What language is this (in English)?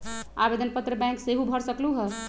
Magahi